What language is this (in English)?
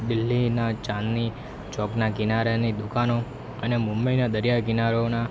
Gujarati